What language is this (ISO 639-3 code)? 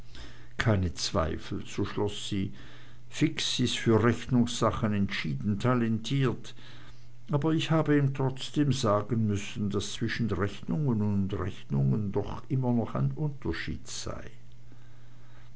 deu